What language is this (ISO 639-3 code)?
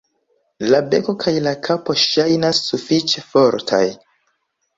epo